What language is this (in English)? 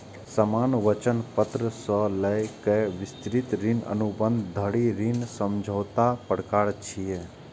Maithili